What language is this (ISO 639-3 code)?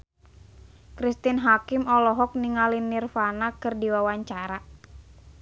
sun